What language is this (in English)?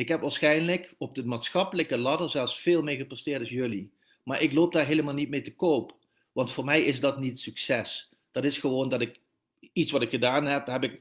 Dutch